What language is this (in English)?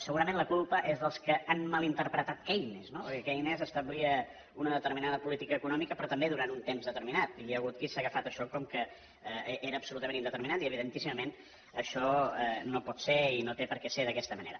Catalan